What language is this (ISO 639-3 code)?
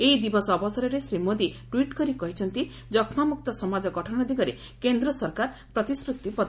ori